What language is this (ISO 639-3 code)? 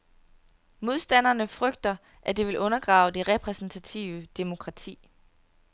dan